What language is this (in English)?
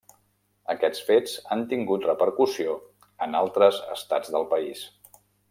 Catalan